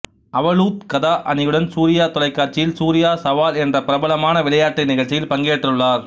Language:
Tamil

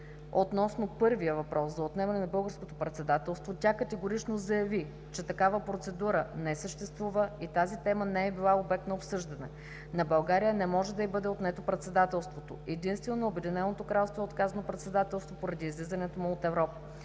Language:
Bulgarian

